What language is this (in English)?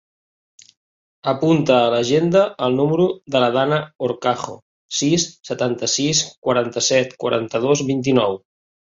Catalan